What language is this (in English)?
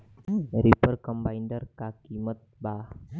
Bhojpuri